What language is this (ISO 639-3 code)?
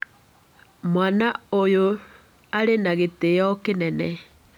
kik